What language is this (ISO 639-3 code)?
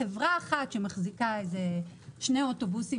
heb